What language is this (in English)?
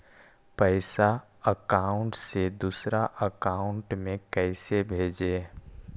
Magahi